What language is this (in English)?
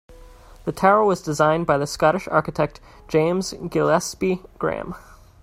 English